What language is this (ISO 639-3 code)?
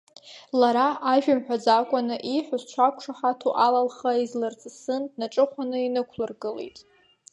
abk